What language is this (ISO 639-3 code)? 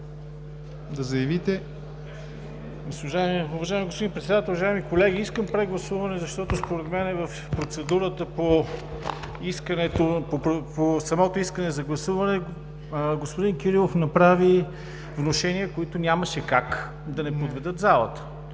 bul